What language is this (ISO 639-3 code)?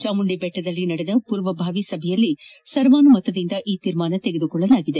kan